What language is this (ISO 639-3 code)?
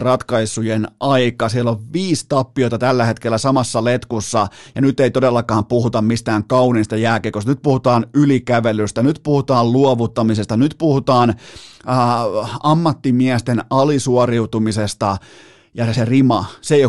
fin